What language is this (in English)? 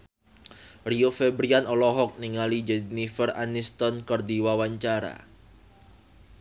Sundanese